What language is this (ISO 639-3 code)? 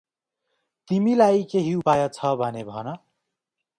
nep